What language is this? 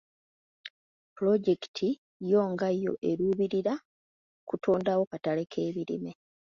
Ganda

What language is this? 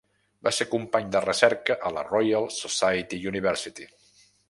Catalan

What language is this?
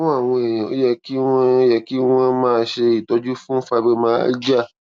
Yoruba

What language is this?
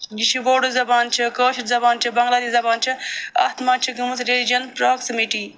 Kashmiri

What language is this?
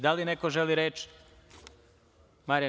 Serbian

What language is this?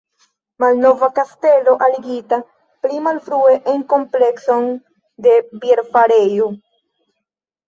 Esperanto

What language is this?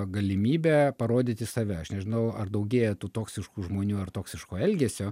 Lithuanian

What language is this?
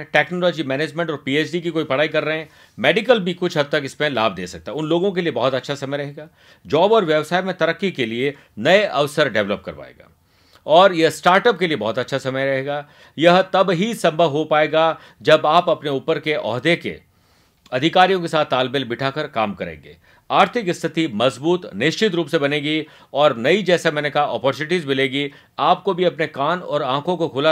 Hindi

